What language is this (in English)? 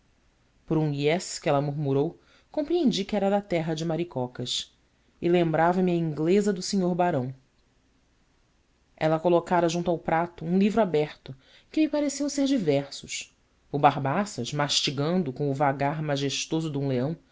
Portuguese